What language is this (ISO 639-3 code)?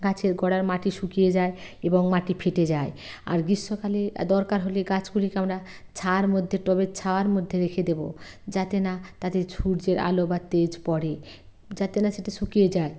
ben